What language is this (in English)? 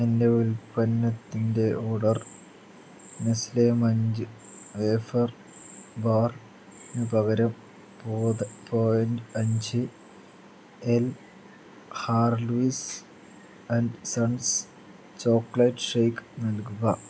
Malayalam